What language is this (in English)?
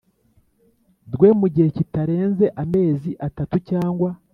Kinyarwanda